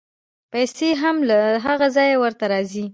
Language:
Pashto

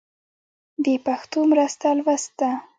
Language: Pashto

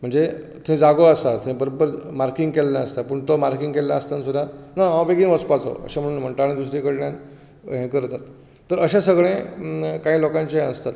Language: Konkani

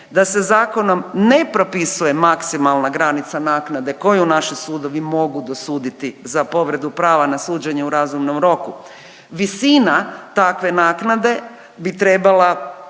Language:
Croatian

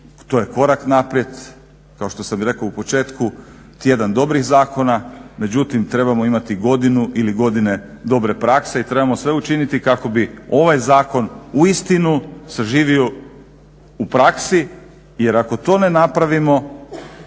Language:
Croatian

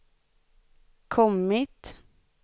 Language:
Swedish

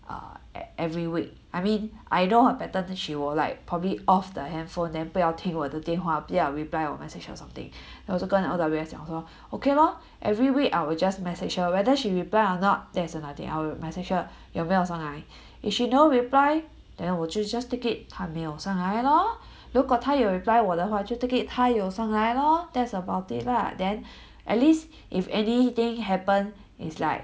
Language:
English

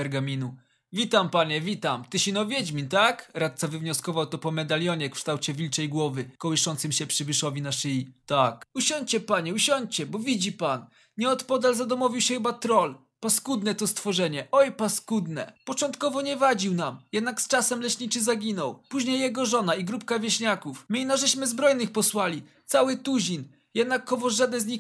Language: Polish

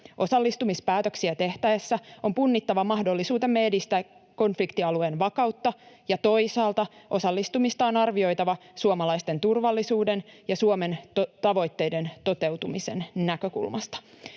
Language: Finnish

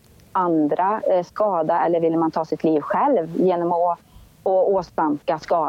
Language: Swedish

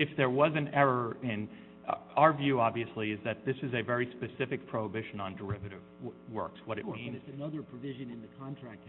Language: English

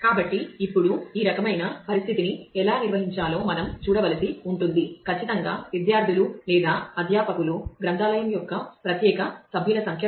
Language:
Telugu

